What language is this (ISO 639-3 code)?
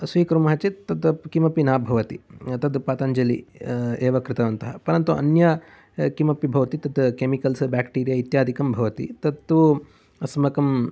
san